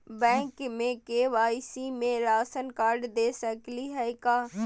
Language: Magahi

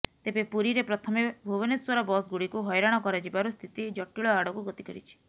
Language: Odia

